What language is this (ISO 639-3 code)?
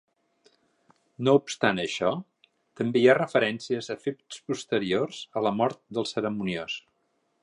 cat